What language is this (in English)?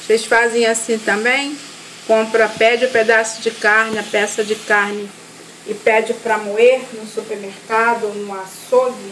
Portuguese